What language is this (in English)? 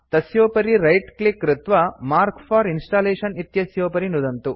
Sanskrit